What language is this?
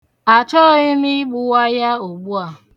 Igbo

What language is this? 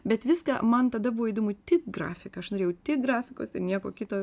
Lithuanian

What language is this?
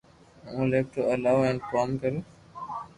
Loarki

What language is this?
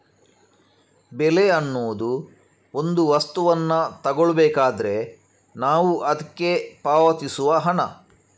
Kannada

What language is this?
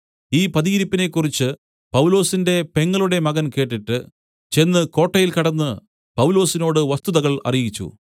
Malayalam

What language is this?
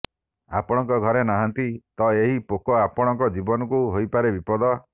Odia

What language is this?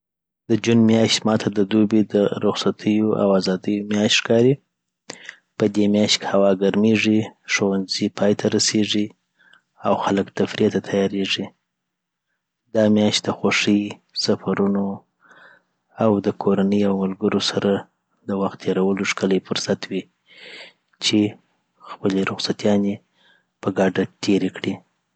Southern Pashto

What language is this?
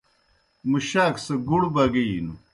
Kohistani Shina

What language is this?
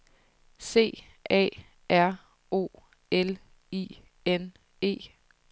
Danish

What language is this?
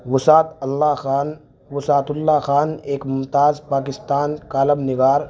Urdu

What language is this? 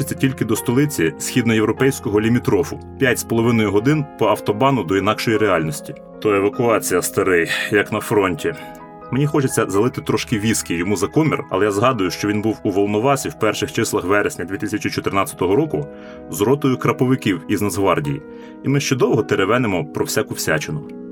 Ukrainian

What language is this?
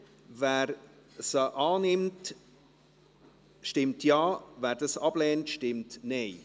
Swiss German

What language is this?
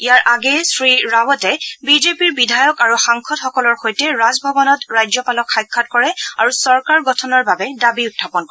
Assamese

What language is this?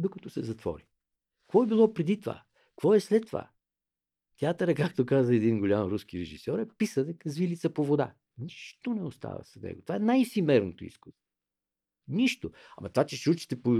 Bulgarian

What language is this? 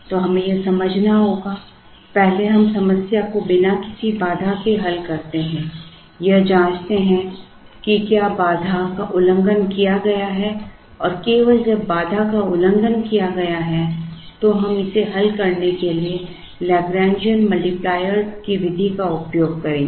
Hindi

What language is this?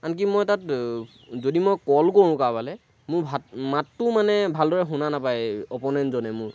Assamese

